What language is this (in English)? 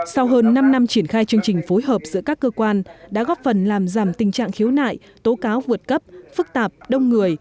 Vietnamese